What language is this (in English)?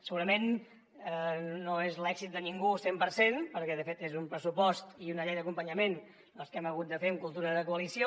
Catalan